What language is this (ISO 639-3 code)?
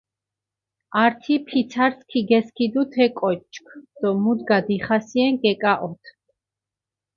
xmf